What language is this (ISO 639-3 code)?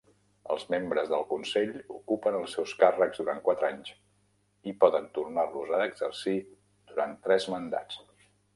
cat